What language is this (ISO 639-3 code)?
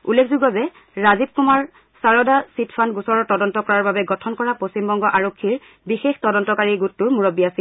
asm